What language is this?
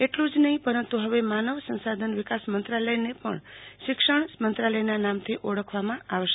Gujarati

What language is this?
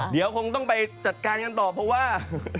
Thai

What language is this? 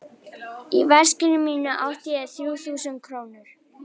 Icelandic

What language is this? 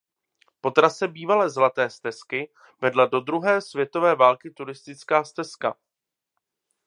Czech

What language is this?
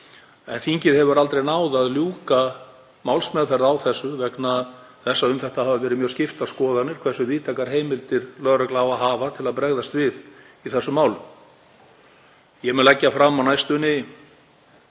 Icelandic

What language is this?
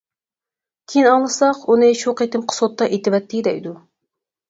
Uyghur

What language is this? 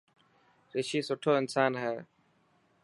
Dhatki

